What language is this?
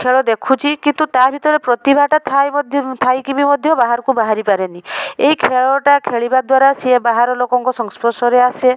Odia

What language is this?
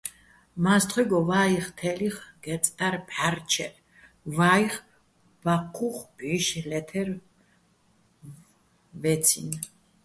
Bats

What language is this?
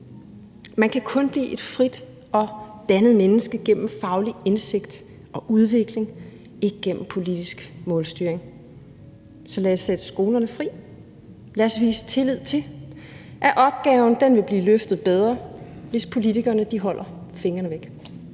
Danish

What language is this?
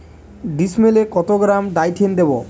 Bangla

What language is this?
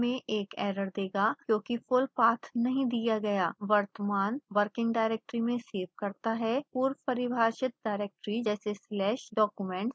Hindi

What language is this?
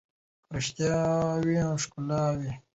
Pashto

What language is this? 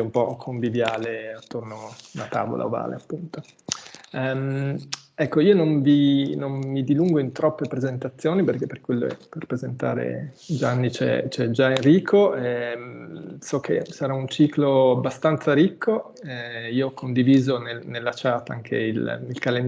Italian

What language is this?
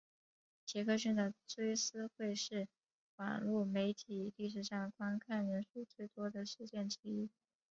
Chinese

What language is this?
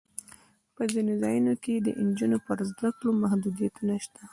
Pashto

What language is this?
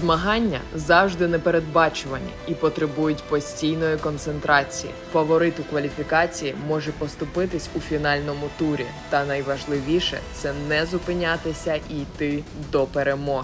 Ukrainian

